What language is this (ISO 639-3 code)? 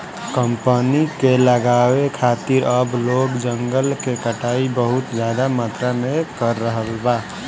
bho